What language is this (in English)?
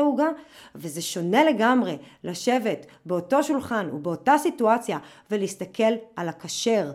Hebrew